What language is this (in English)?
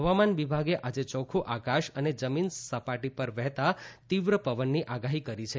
Gujarati